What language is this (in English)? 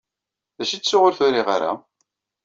Kabyle